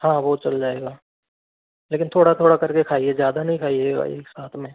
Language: Hindi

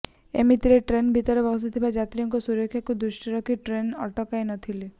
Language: Odia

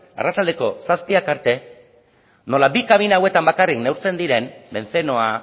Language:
Basque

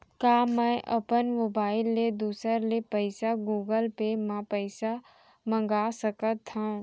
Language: Chhattisgarhi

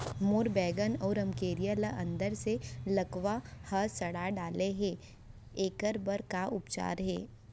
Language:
Chhattisgarhi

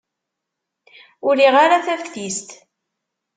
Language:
Kabyle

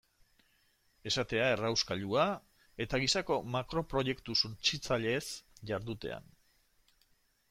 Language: Basque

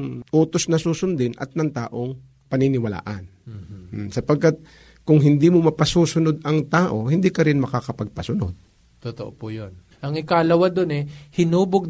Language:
Filipino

